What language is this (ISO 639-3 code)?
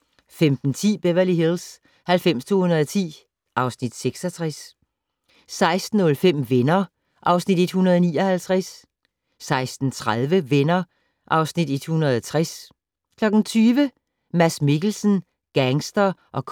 dan